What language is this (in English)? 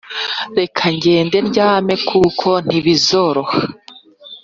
Kinyarwanda